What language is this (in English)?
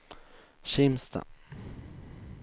Swedish